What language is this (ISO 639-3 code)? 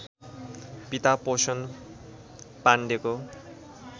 nep